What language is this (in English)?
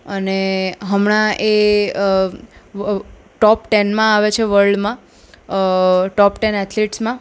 Gujarati